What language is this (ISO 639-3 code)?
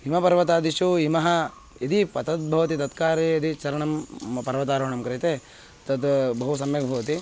san